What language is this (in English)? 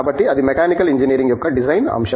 Telugu